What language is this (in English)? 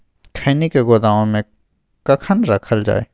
Maithili